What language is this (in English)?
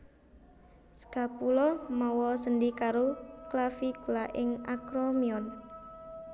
Javanese